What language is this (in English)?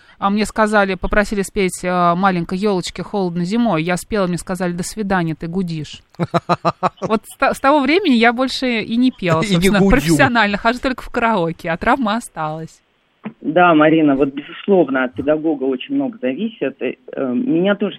Russian